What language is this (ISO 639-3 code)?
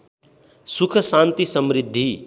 nep